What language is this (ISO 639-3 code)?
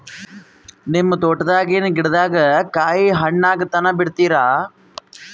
kan